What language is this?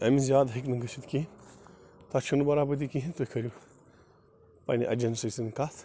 Kashmiri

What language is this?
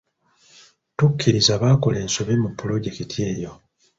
Ganda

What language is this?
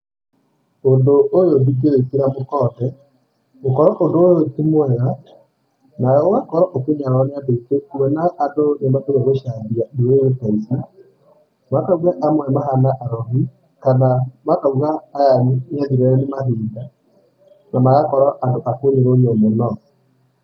Kikuyu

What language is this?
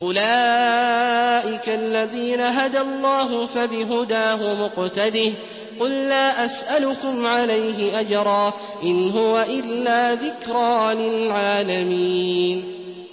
Arabic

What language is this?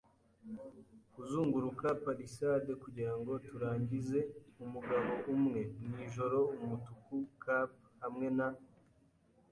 Kinyarwanda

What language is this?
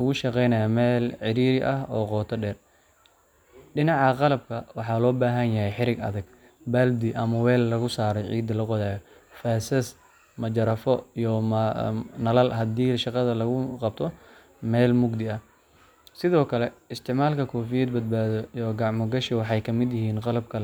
Somali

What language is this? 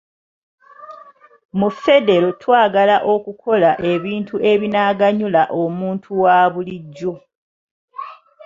Ganda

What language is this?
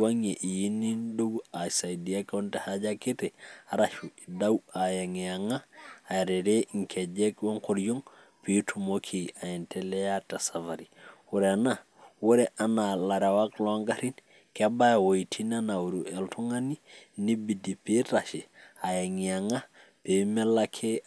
Masai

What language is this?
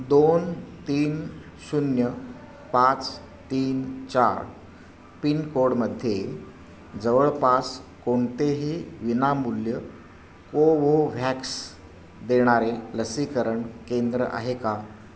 Marathi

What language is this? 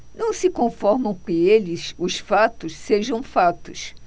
Portuguese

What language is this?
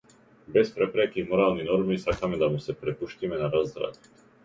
Macedonian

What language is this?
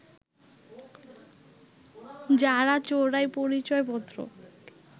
Bangla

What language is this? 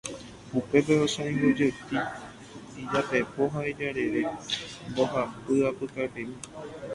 Guarani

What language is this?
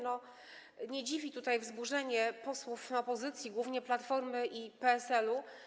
Polish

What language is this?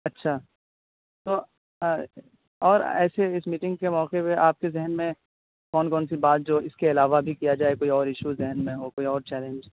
Urdu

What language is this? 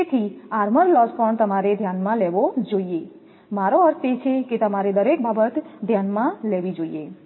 Gujarati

